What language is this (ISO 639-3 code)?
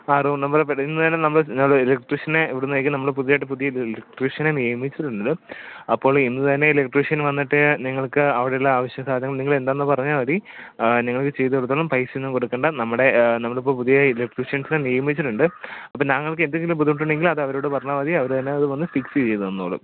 mal